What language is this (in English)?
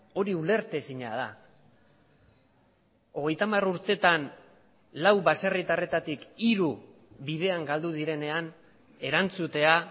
Basque